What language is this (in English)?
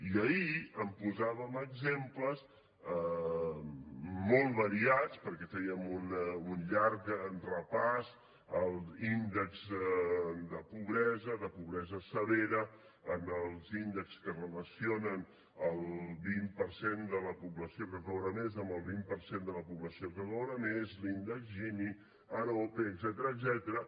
Catalan